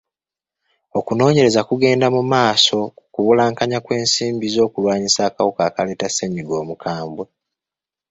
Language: Ganda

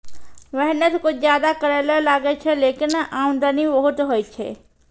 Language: Maithili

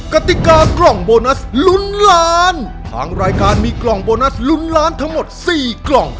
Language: Thai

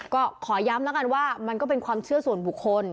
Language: Thai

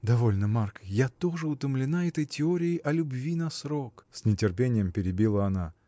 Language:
Russian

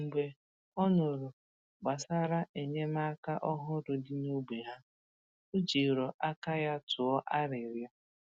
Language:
Igbo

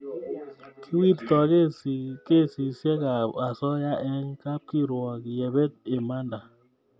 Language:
Kalenjin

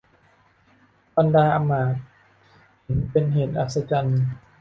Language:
Thai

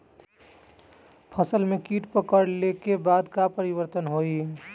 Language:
Bhojpuri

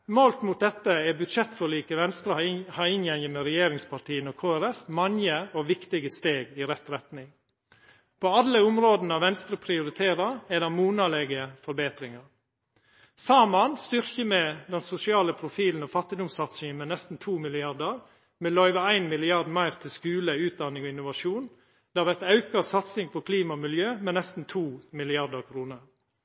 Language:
Norwegian Nynorsk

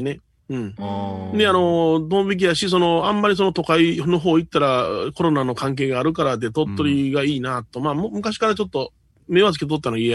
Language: Japanese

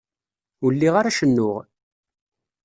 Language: Kabyle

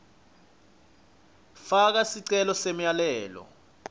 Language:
Swati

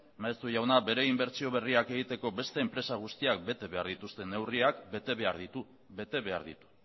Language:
Basque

